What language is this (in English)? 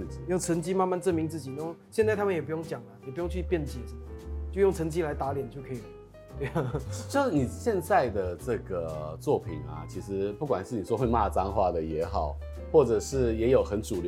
Chinese